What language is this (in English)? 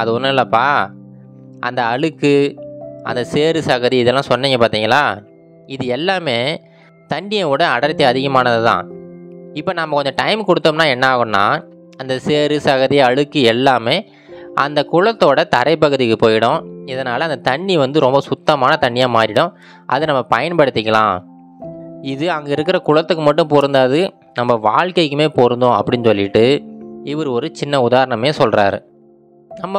Tamil